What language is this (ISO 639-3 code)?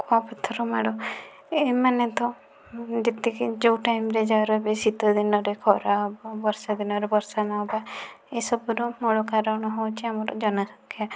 ori